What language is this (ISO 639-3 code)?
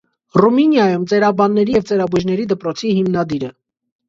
hye